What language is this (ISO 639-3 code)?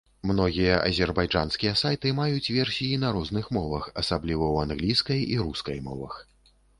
bel